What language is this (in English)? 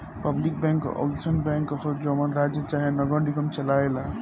Bhojpuri